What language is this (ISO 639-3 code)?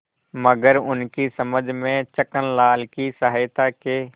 hin